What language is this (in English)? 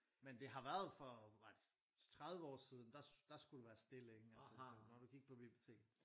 Danish